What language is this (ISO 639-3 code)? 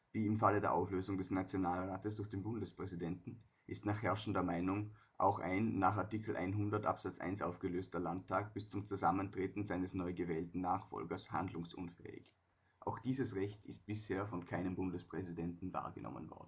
deu